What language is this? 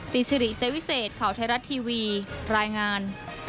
Thai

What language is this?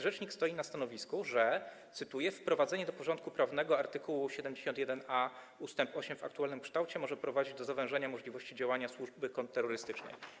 Polish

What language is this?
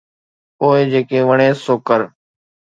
Sindhi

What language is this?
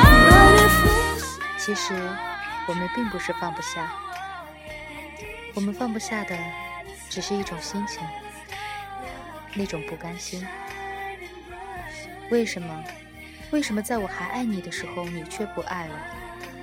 Chinese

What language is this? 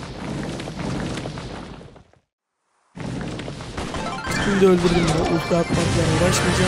Turkish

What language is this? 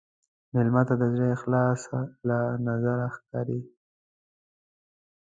Pashto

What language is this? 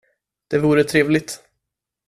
Swedish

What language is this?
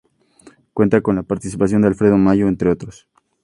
Spanish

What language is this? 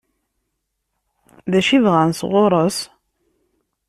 Kabyle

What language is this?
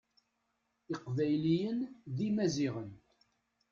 Kabyle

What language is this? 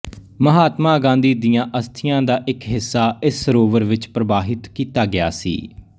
Punjabi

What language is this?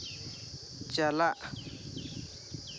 Santali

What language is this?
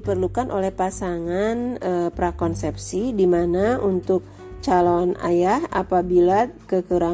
Indonesian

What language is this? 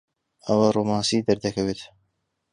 Central Kurdish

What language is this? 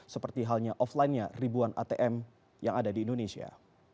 Indonesian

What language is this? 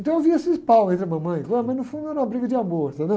Portuguese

